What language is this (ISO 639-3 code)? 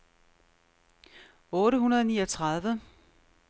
dan